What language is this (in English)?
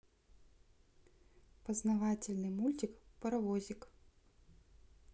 Russian